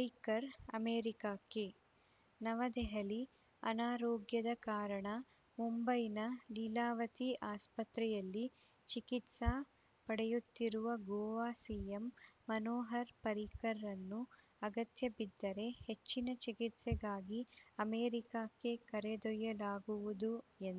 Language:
Kannada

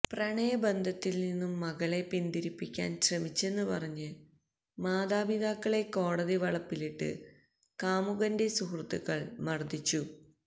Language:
Malayalam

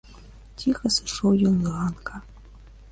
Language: Belarusian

